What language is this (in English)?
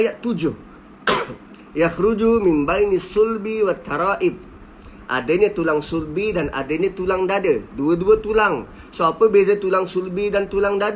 Malay